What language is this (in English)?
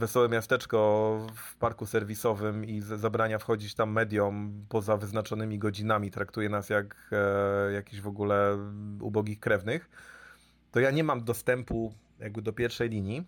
Polish